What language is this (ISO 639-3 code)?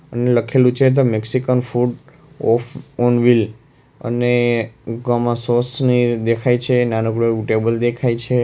guj